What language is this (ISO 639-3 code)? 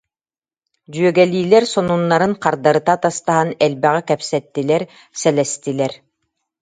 sah